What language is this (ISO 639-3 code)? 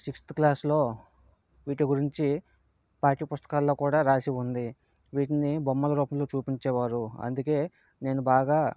tel